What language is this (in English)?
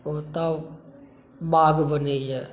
Maithili